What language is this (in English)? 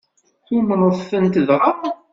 Kabyle